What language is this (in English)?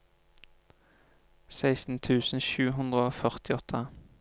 Norwegian